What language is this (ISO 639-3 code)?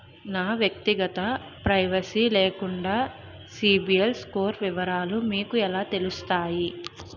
tel